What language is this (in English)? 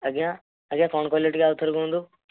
Odia